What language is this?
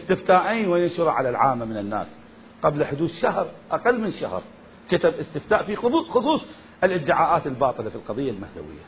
Arabic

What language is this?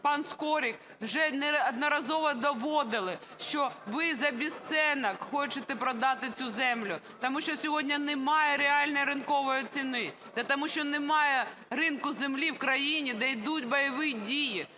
Ukrainian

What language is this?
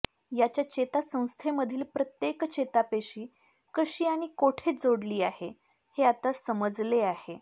Marathi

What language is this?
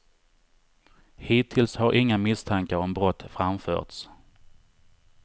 Swedish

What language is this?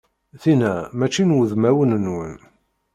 Kabyle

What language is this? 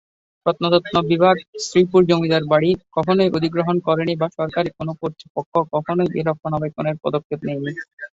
Bangla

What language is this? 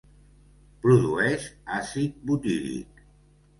Catalan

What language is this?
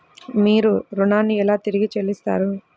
Telugu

